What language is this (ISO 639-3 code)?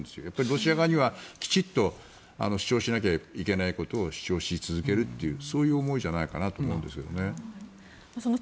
jpn